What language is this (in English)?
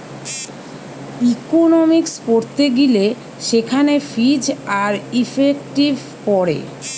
Bangla